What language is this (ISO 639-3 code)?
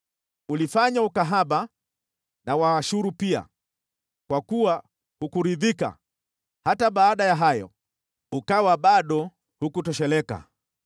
swa